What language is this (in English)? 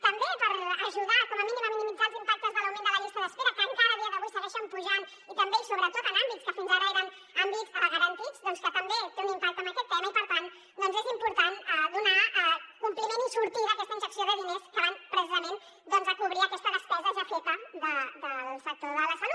Catalan